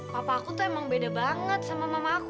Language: Indonesian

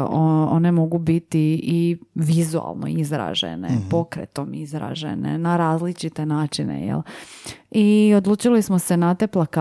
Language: Croatian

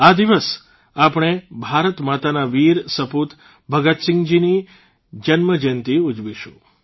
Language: Gujarati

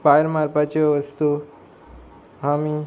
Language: Konkani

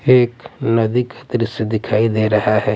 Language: Hindi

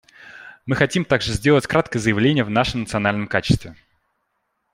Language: Russian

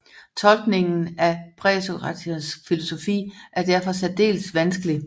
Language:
Danish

